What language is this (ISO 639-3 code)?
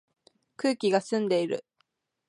jpn